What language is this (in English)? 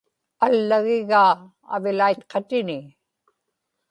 Inupiaq